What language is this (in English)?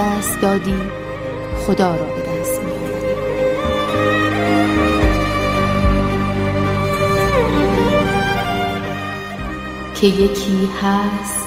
Persian